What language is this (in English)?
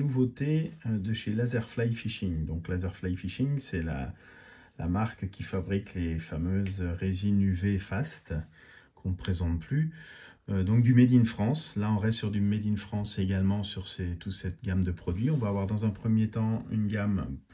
French